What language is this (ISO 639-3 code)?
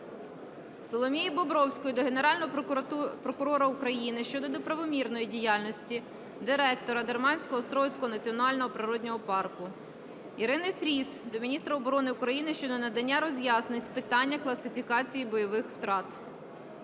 ukr